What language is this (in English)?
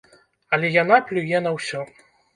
Belarusian